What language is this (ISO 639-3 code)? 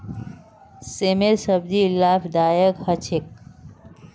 mag